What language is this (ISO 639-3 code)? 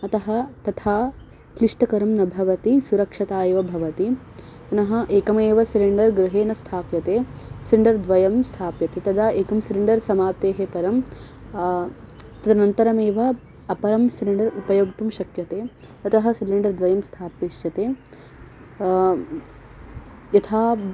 san